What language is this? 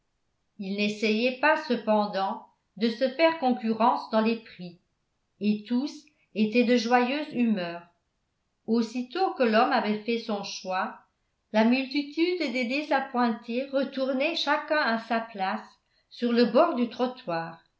French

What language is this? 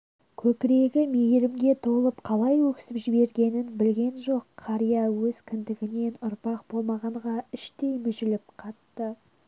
Kazakh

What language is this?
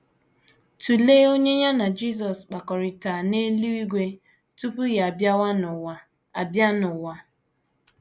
Igbo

